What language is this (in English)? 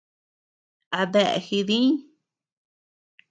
Tepeuxila Cuicatec